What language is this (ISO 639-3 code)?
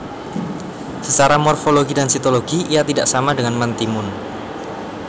jav